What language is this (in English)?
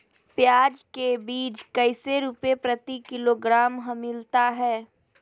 Magahi